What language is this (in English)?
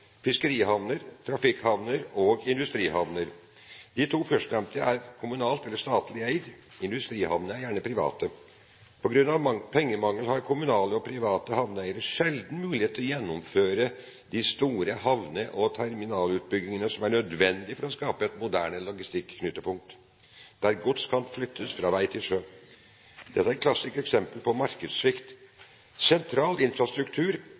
Norwegian Bokmål